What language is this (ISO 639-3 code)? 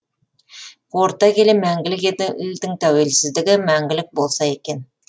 kaz